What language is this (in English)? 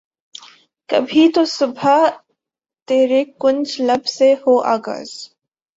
Urdu